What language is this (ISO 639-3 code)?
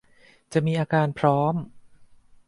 tha